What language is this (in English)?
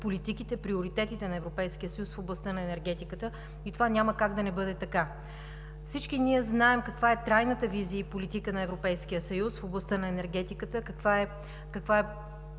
Bulgarian